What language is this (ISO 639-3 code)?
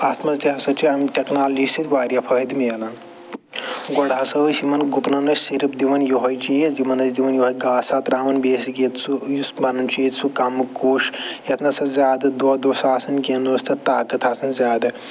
kas